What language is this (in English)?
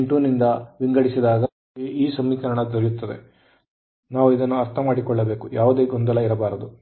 Kannada